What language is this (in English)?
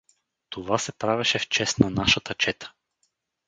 Bulgarian